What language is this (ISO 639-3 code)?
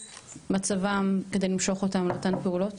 heb